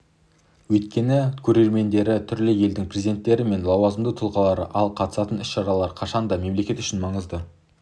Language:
Kazakh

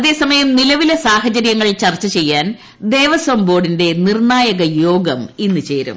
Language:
Malayalam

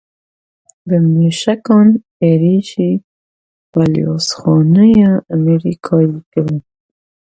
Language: Kurdish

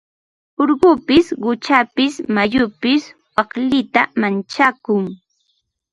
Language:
Ambo-Pasco Quechua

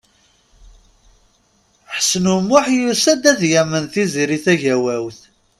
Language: Kabyle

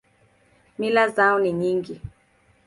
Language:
Swahili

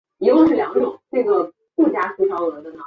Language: Chinese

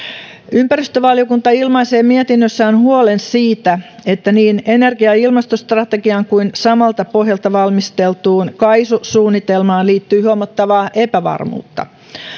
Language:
Finnish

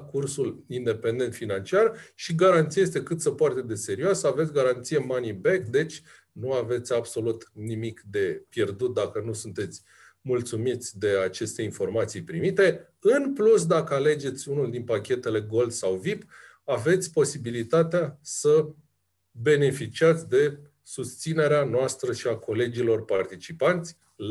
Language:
Romanian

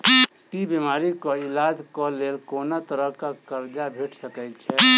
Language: Maithili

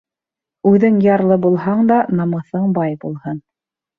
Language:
Bashkir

